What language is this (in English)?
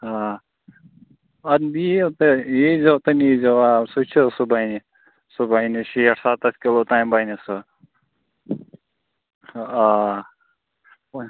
Kashmiri